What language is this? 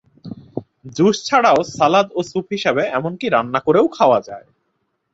Bangla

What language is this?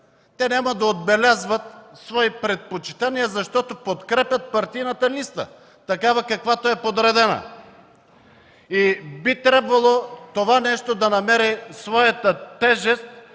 Bulgarian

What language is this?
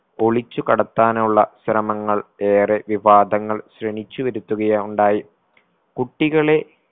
Malayalam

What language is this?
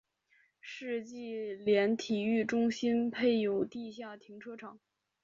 Chinese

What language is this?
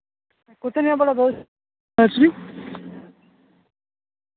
Dogri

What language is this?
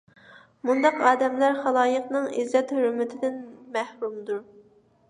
Uyghur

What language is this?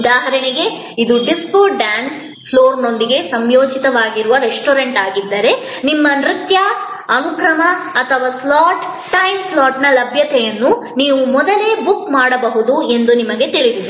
Kannada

